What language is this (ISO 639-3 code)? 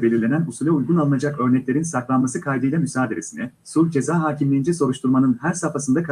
tur